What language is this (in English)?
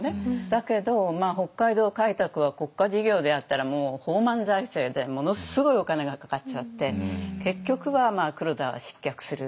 Japanese